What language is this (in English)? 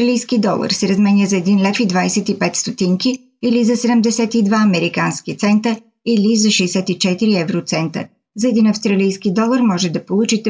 Bulgarian